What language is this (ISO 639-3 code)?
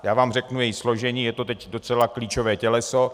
ces